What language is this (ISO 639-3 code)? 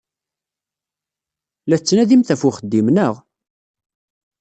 kab